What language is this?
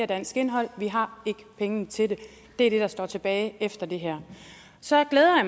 Danish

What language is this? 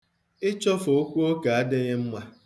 Igbo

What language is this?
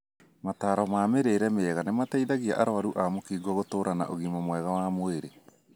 Kikuyu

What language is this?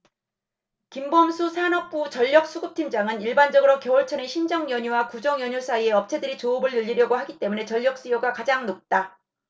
Korean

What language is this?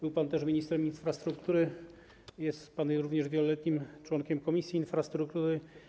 Polish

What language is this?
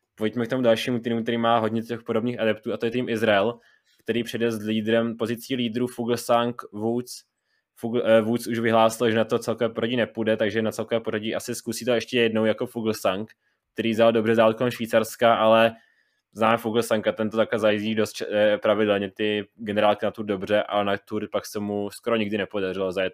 Czech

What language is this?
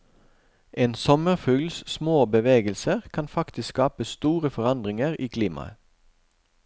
Norwegian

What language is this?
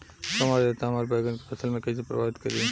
Bhojpuri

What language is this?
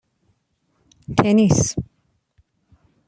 Persian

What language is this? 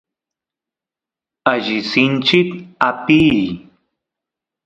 Santiago del Estero Quichua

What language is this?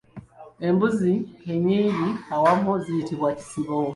Ganda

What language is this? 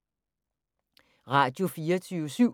Danish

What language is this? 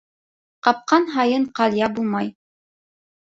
Bashkir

